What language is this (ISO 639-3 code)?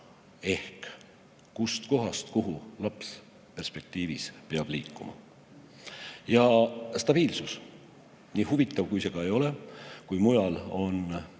est